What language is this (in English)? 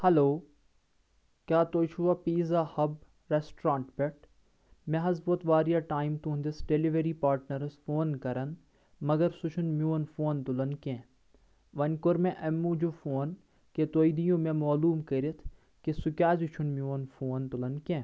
Kashmiri